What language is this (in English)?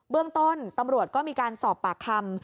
Thai